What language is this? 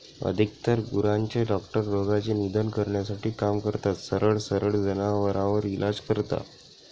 Marathi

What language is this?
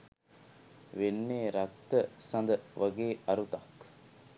Sinhala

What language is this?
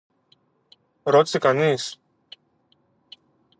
Greek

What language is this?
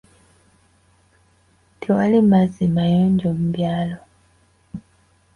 Ganda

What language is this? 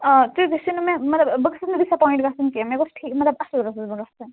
Kashmiri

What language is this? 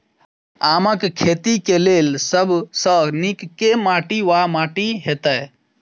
Maithili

